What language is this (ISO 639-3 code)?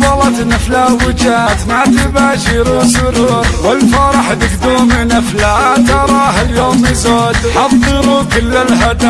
ara